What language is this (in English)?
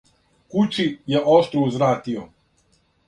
Serbian